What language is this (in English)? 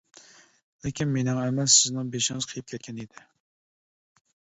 Uyghur